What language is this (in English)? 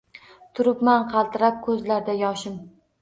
Uzbek